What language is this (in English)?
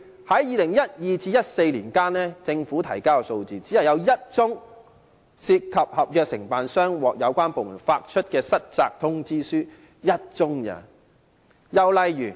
Cantonese